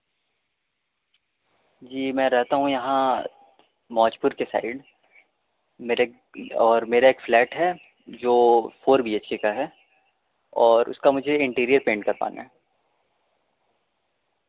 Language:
Urdu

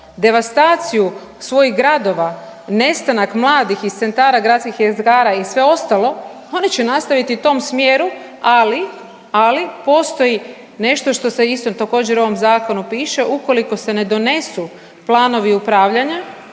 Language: Croatian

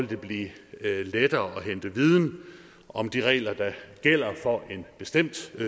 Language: Danish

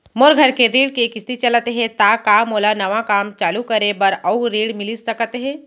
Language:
Chhattisgarhi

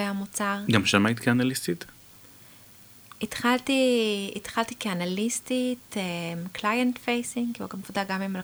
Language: Hebrew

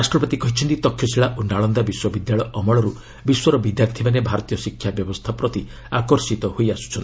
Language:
Odia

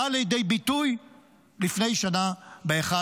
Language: Hebrew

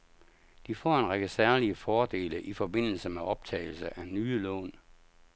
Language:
Danish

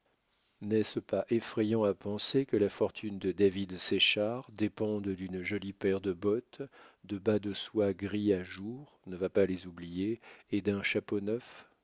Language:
French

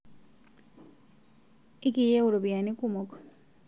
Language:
Masai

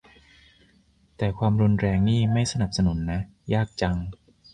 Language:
Thai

